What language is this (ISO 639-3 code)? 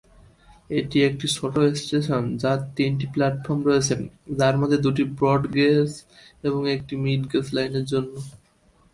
ben